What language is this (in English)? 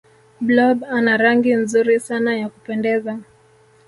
Swahili